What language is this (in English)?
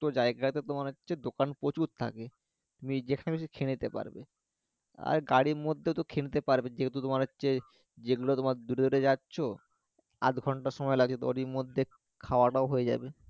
Bangla